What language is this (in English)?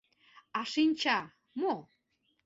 Mari